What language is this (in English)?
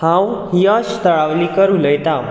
Konkani